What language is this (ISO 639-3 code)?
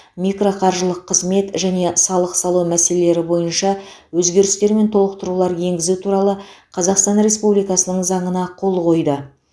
kaz